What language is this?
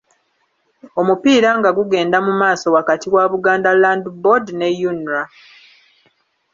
Ganda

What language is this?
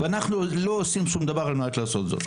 Hebrew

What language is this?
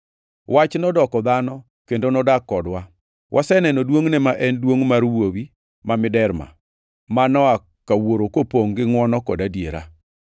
Luo (Kenya and Tanzania)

